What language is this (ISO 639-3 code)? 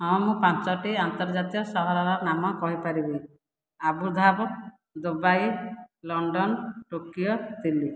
ori